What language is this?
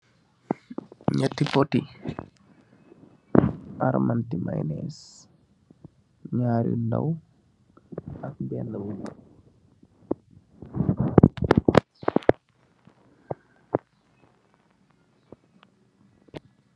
Wolof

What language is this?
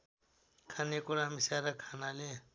Nepali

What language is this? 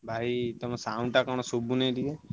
Odia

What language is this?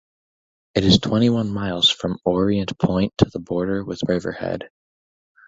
English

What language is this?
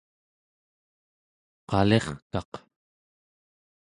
Central Yupik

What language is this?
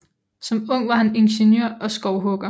Danish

